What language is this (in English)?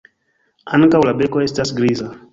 Esperanto